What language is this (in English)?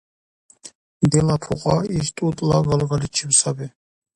Dargwa